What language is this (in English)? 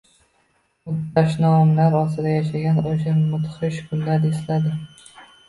Uzbek